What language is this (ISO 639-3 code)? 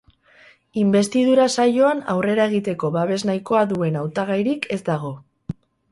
eus